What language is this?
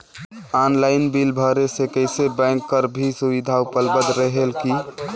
Chhattisgarhi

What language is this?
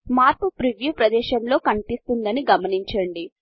Telugu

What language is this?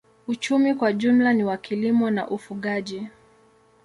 Swahili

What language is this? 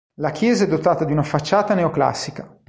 Italian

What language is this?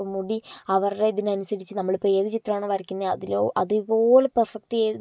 Malayalam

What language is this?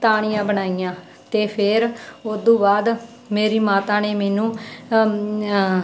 Punjabi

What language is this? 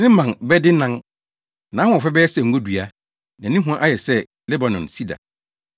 Akan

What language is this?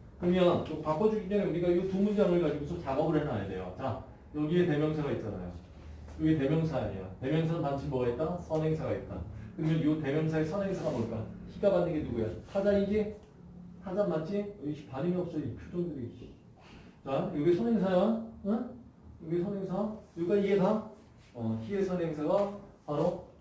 Korean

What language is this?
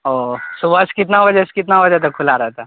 Urdu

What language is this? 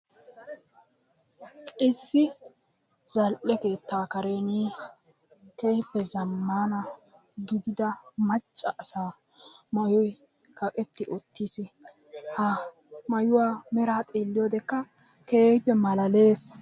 Wolaytta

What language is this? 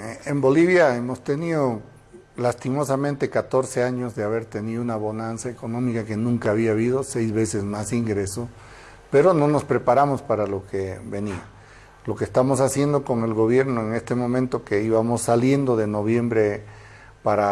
Spanish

